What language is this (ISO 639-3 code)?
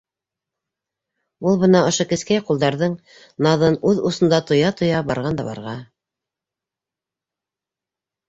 bak